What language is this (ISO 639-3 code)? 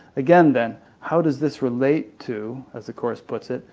eng